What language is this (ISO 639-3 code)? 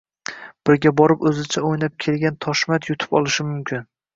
uzb